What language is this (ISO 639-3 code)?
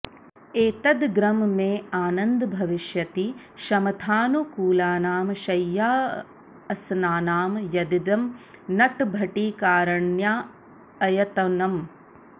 san